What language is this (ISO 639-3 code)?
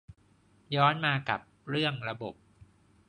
tha